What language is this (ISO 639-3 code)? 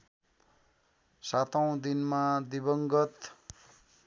nep